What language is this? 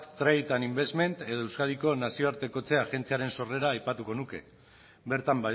Basque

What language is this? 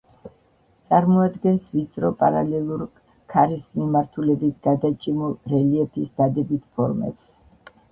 Georgian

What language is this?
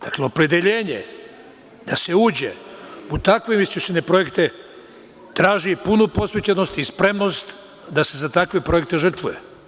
Serbian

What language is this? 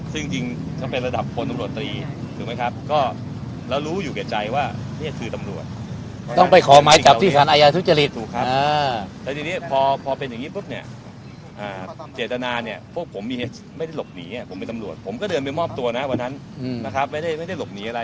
Thai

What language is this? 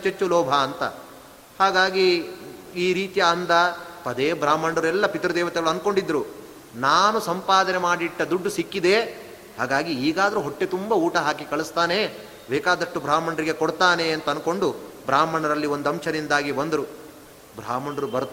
Kannada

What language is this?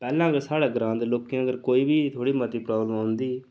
Dogri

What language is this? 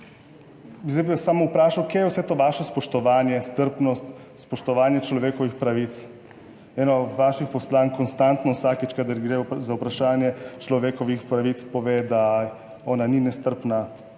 Slovenian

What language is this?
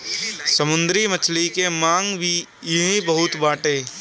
Bhojpuri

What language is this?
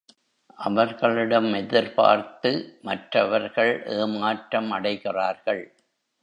Tamil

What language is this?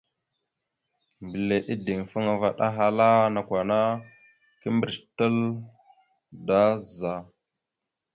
Mada (Cameroon)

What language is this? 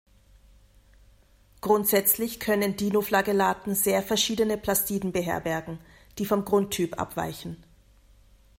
German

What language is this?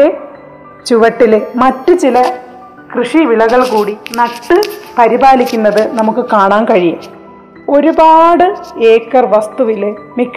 Malayalam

